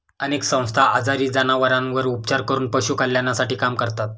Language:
Marathi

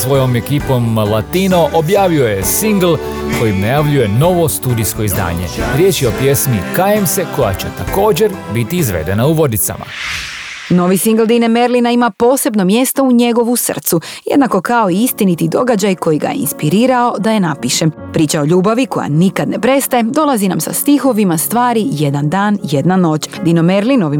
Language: Croatian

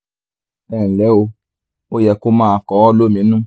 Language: Yoruba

